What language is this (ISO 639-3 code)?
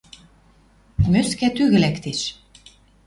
mrj